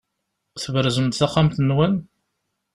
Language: Kabyle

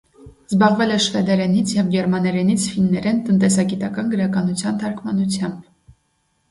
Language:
Armenian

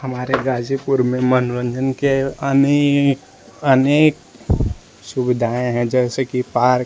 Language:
Hindi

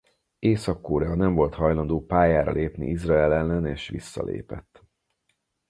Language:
Hungarian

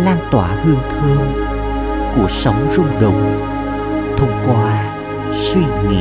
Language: Vietnamese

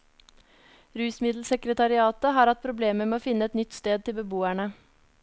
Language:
Norwegian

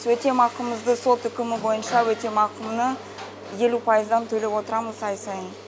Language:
Kazakh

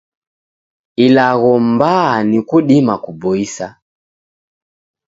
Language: Taita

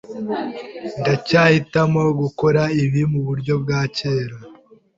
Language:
Kinyarwanda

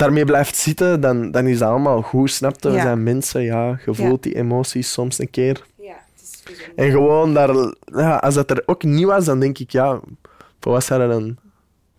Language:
Dutch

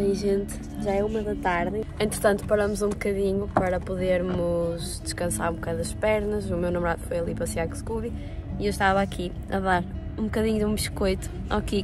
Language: Portuguese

